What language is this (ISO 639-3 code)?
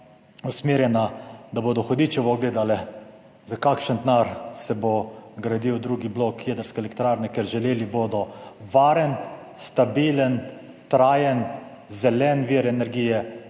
slv